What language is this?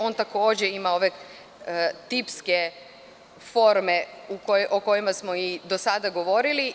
Serbian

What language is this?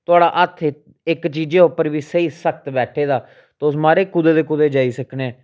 Dogri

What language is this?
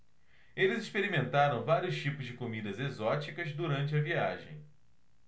Portuguese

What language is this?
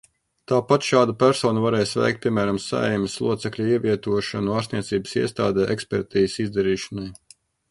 Latvian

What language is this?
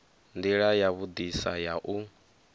Venda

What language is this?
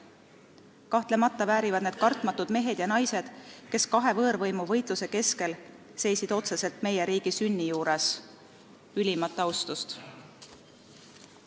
Estonian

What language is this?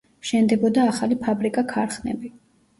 Georgian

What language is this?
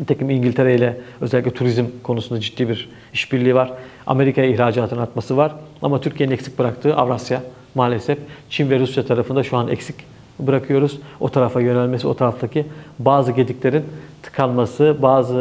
Turkish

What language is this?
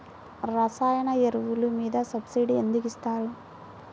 Telugu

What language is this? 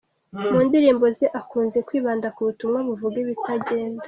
Kinyarwanda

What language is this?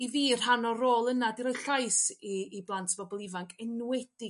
Welsh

